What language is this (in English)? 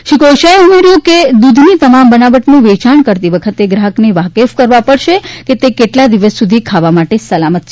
Gujarati